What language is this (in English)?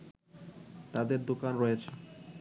Bangla